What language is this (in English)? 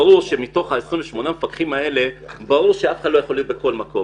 Hebrew